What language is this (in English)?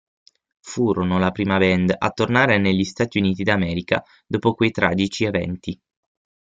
Italian